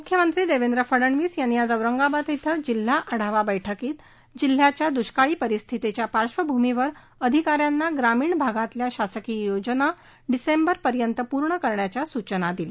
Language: Marathi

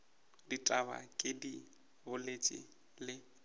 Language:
Northern Sotho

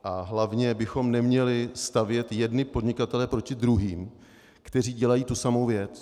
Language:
Czech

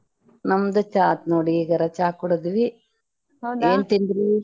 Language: Kannada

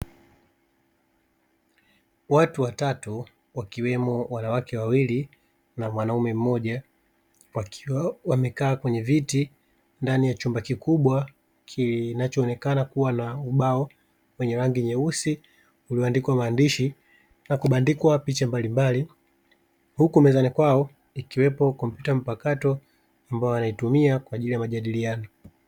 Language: Swahili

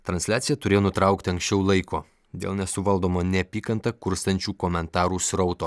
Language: Lithuanian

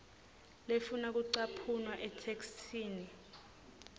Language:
Swati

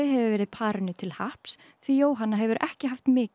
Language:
Icelandic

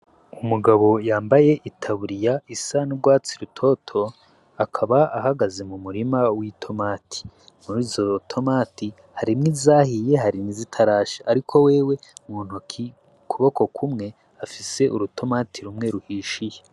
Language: Rundi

